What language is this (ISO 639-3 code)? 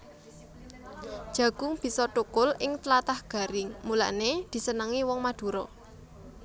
jav